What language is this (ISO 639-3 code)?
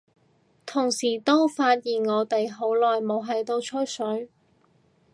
yue